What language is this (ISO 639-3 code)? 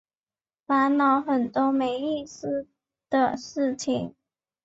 zho